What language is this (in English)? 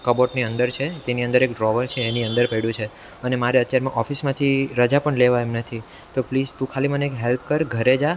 Gujarati